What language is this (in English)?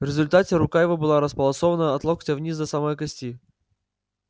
Russian